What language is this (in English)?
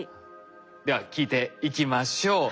Japanese